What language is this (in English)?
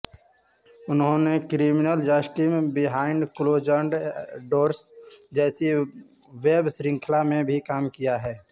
Hindi